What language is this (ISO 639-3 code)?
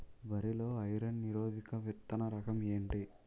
tel